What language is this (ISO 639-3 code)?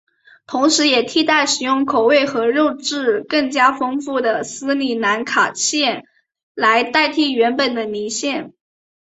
zho